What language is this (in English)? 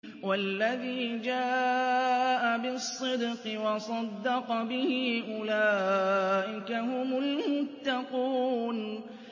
Arabic